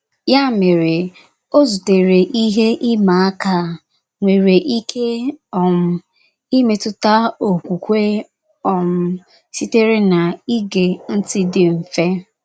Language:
Igbo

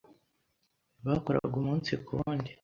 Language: Kinyarwanda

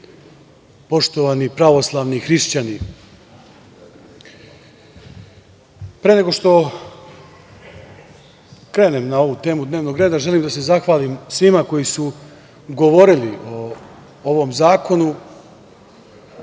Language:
Serbian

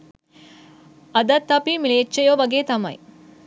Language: Sinhala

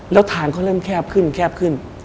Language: Thai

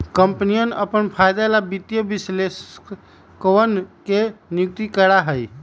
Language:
Magahi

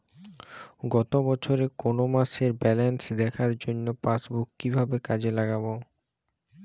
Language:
Bangla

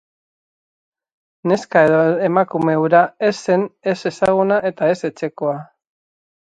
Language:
Basque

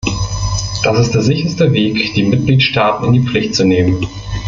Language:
German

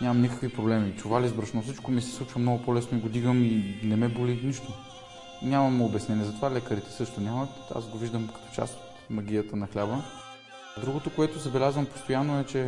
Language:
Bulgarian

